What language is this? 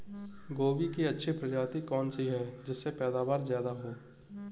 Hindi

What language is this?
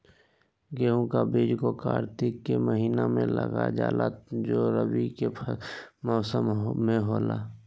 Magahi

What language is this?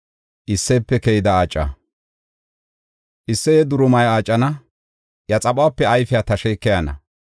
Gofa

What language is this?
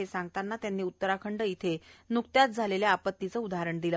Marathi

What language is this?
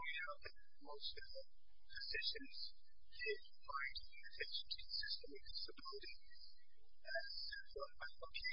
English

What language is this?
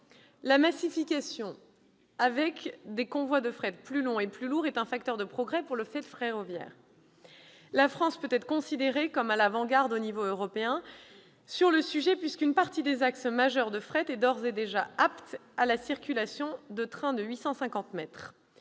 French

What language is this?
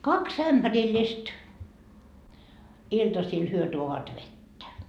Finnish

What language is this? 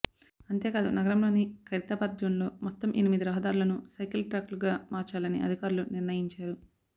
Telugu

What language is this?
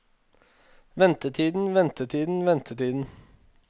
Norwegian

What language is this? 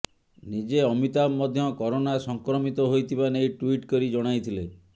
Odia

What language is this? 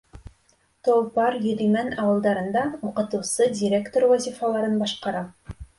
Bashkir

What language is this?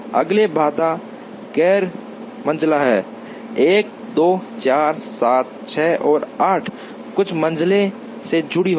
Hindi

